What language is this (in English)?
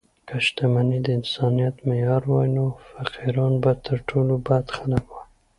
Pashto